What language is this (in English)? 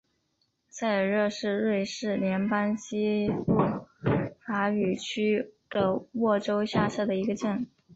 Chinese